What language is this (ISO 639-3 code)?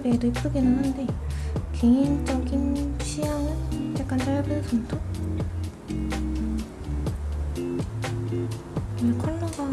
kor